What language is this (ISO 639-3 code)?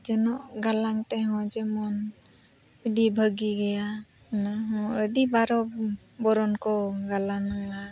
sat